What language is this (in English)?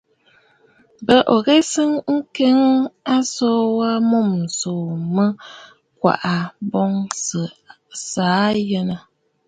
Bafut